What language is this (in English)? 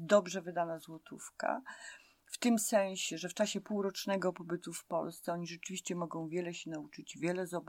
Polish